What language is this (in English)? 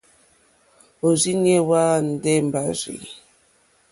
Mokpwe